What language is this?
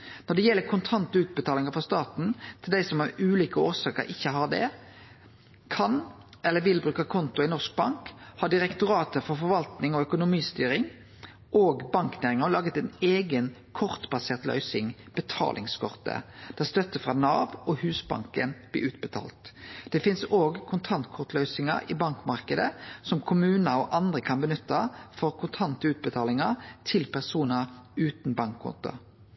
Norwegian Nynorsk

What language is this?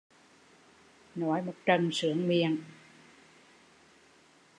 Vietnamese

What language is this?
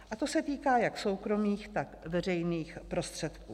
Czech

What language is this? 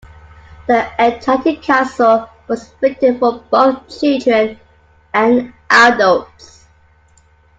English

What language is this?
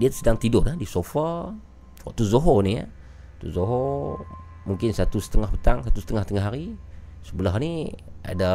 Malay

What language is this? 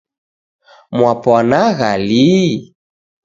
Taita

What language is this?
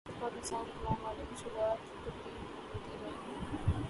Urdu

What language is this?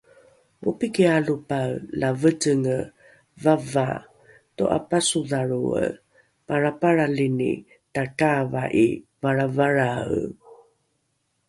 Rukai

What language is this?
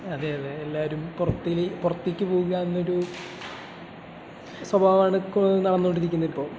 Malayalam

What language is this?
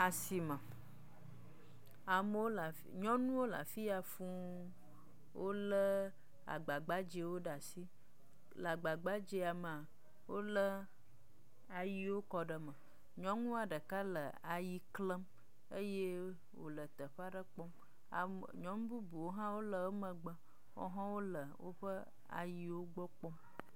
Ewe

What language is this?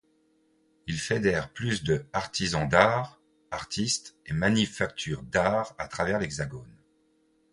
French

